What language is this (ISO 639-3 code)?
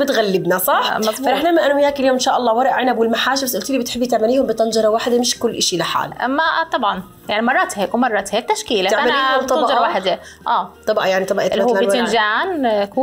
ara